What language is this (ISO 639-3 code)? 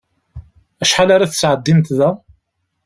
kab